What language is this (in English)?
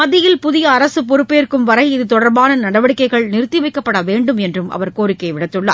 Tamil